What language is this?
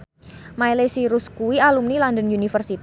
Javanese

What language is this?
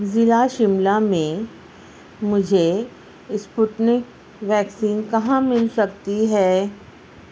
Urdu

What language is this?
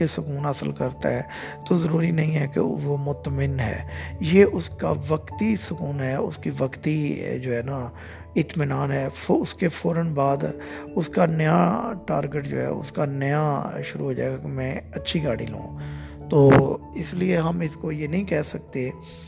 Urdu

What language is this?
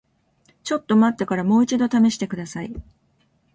Japanese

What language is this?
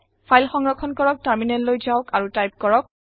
Assamese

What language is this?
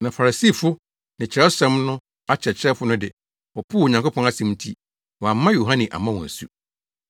Akan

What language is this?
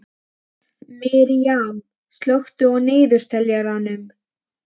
Icelandic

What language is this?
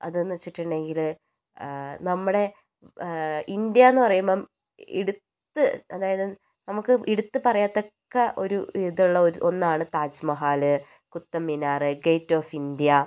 Malayalam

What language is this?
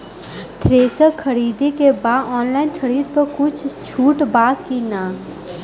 Bhojpuri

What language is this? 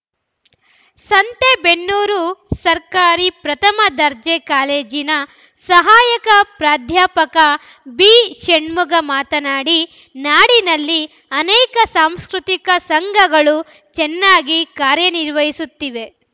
Kannada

